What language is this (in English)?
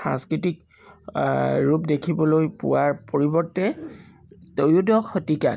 Assamese